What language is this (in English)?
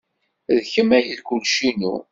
Kabyle